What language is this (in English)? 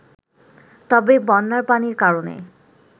Bangla